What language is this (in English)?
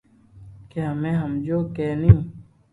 Loarki